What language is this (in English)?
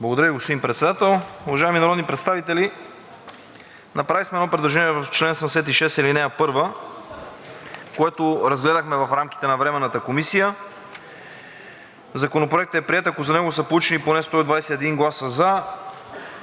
Bulgarian